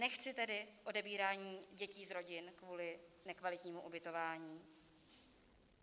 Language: Czech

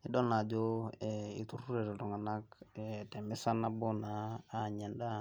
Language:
Masai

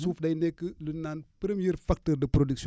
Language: Wolof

